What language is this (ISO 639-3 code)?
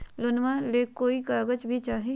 mag